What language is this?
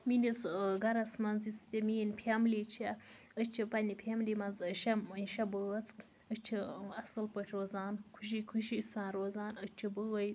Kashmiri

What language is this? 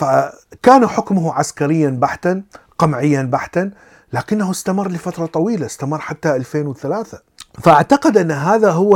Arabic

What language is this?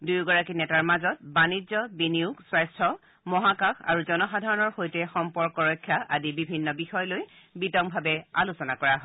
Assamese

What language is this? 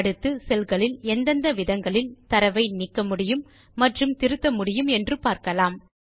Tamil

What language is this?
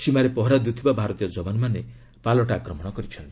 Odia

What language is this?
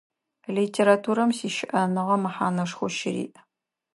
Adyghe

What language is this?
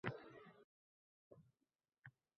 Uzbek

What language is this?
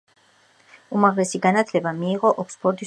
Georgian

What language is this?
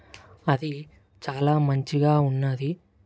Telugu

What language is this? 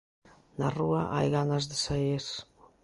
Galician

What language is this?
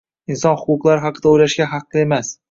Uzbek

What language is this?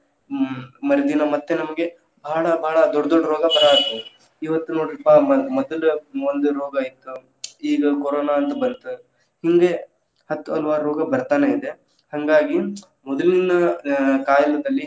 Kannada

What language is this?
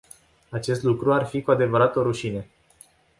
Romanian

